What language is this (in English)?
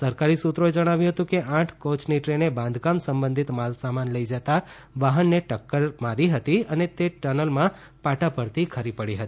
Gujarati